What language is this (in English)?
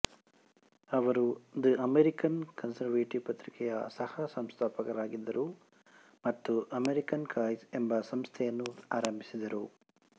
Kannada